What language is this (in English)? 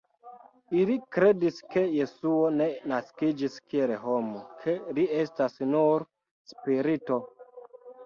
Esperanto